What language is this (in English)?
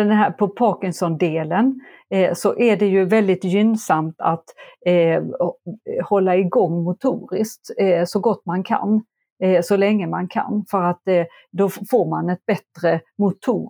Swedish